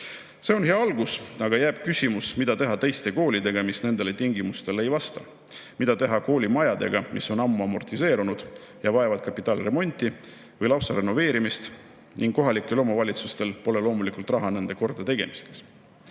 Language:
Estonian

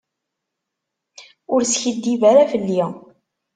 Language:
Kabyle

